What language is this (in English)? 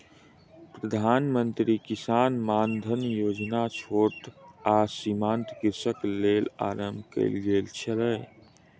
Maithili